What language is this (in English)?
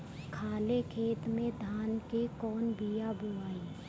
Bhojpuri